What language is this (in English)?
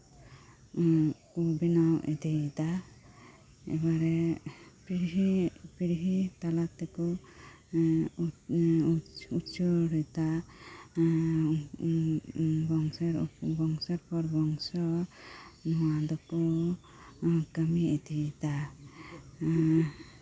Santali